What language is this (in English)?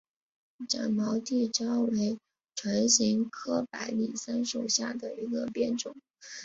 Chinese